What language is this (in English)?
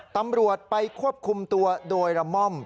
Thai